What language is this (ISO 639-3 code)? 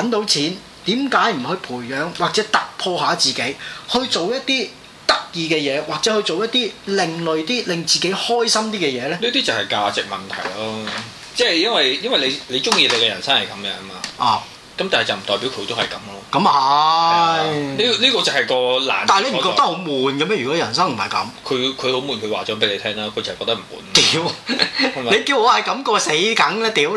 zho